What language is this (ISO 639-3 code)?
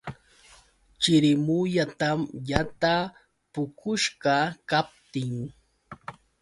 qux